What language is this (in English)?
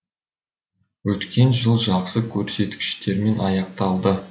Kazakh